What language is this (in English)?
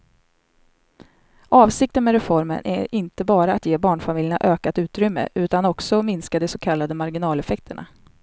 Swedish